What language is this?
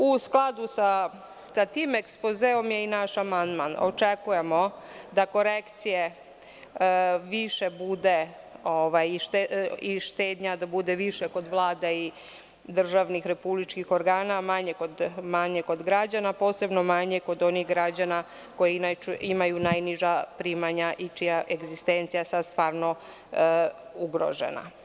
Serbian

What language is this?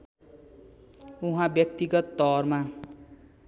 Nepali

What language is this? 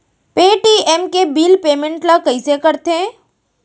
Chhattisgarhi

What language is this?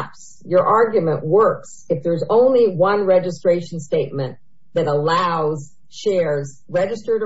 English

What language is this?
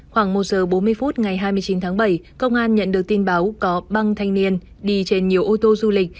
Vietnamese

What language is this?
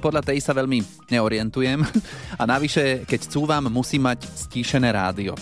Slovak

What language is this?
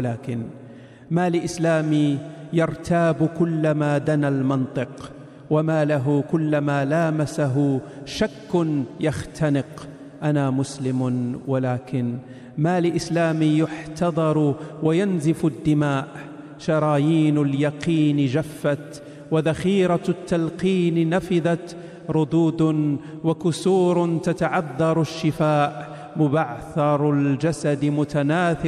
Arabic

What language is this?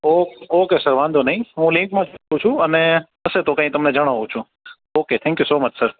Gujarati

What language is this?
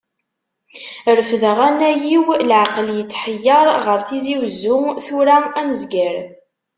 Kabyle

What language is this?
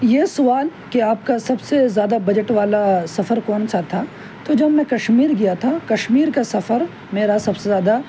Urdu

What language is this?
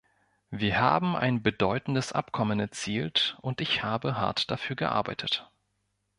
German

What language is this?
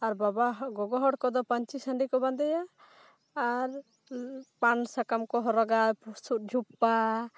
Santali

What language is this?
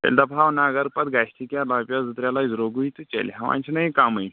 Kashmiri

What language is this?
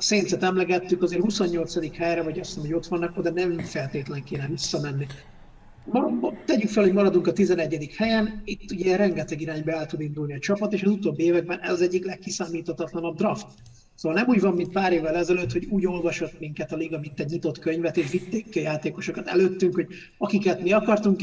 Hungarian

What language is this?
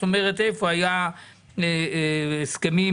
Hebrew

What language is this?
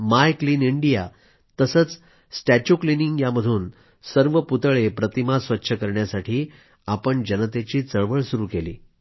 Marathi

